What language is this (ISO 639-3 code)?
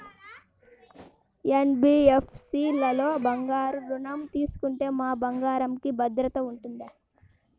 tel